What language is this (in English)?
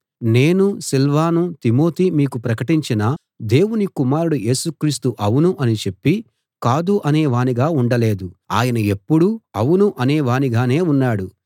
Telugu